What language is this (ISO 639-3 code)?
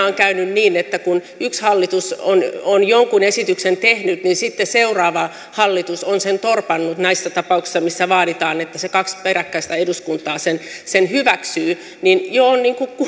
fin